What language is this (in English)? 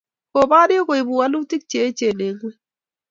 Kalenjin